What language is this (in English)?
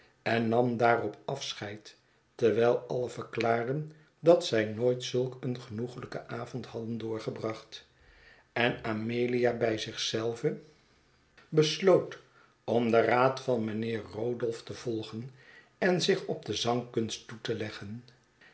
Dutch